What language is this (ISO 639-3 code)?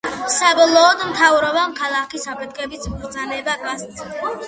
kat